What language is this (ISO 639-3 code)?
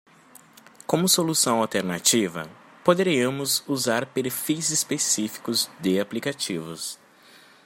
por